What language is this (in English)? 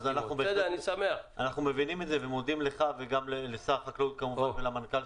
Hebrew